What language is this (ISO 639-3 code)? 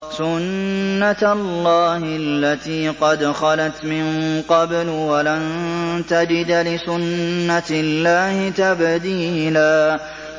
ara